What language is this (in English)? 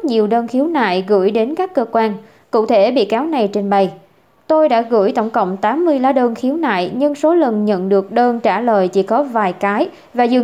Vietnamese